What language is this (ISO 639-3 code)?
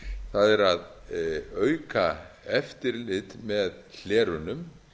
isl